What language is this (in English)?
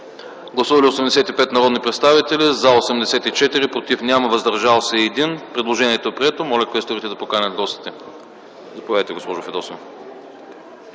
Bulgarian